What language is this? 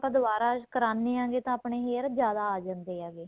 Punjabi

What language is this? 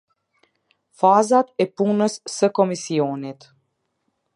Albanian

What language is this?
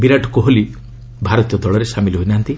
Odia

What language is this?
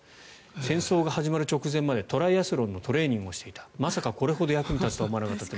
Japanese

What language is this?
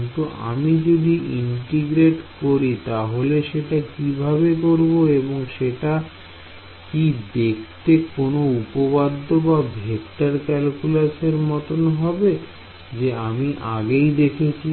Bangla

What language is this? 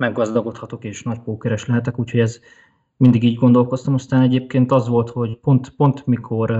Hungarian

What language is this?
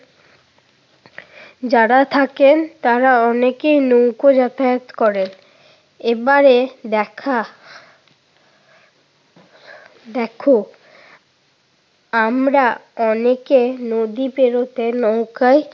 Bangla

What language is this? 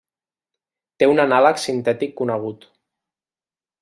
Catalan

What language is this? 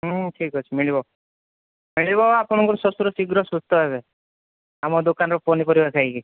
Odia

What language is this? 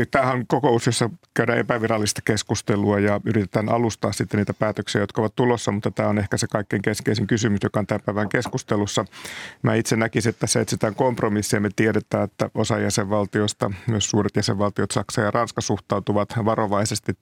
Finnish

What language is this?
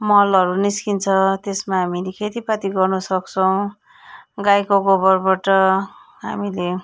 Nepali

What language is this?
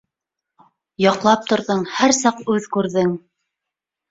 Bashkir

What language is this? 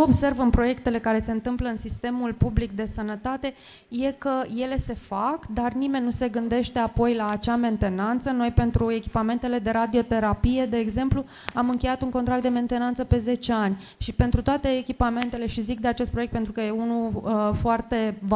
Romanian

